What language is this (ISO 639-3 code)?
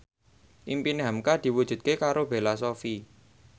jav